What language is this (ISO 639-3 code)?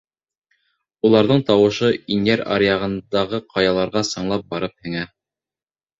bak